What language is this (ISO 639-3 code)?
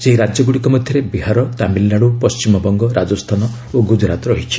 ori